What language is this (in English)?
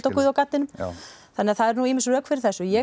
Icelandic